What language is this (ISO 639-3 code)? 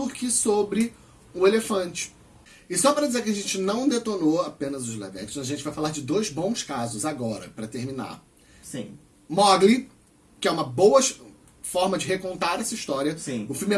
por